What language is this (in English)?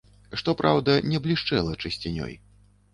Belarusian